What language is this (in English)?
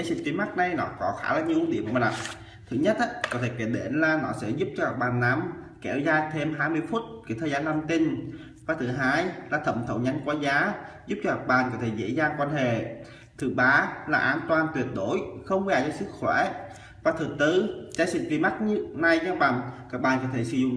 Vietnamese